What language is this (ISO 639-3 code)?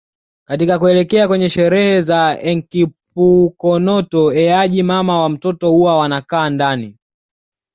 swa